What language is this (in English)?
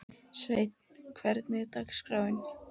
Icelandic